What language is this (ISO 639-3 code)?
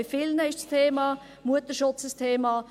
gsw